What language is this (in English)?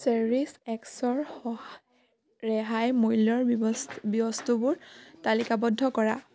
Assamese